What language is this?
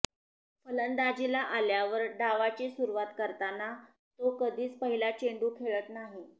Marathi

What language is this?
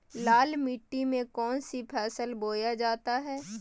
Magahi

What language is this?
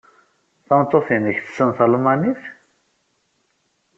Kabyle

